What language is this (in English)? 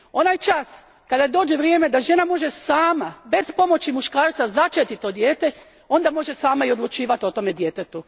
Croatian